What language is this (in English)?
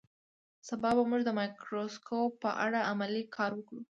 Pashto